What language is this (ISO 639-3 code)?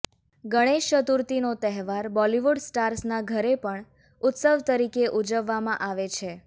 guj